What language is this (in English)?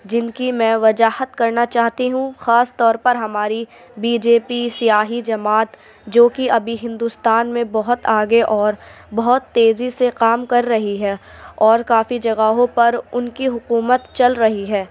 Urdu